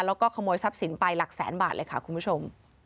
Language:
Thai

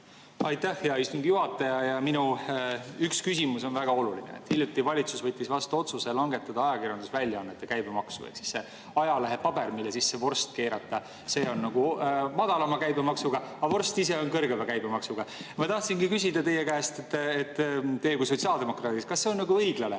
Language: Estonian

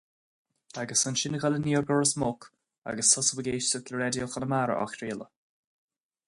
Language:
Irish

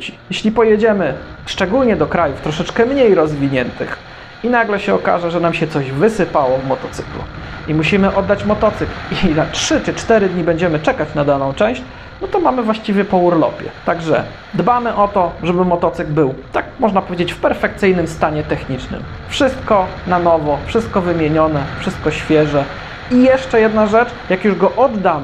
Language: Polish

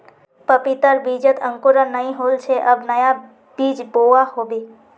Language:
Magahi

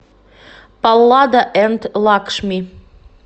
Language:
Russian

